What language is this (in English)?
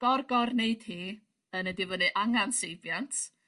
Welsh